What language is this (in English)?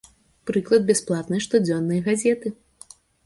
Belarusian